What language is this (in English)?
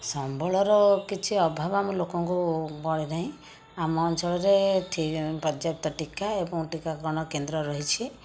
Odia